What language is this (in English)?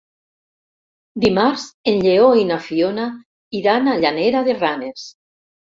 Catalan